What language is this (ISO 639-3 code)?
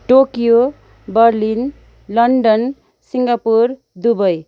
nep